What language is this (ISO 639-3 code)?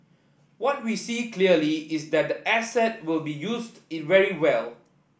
eng